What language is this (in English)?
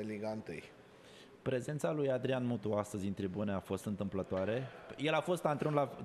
Romanian